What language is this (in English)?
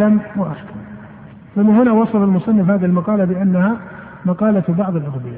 Arabic